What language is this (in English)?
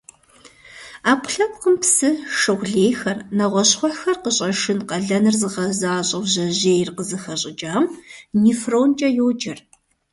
Kabardian